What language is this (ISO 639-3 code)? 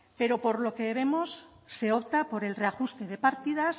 spa